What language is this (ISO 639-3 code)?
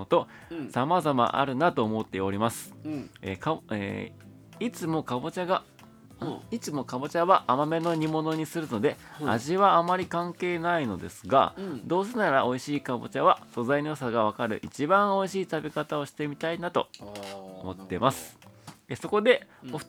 jpn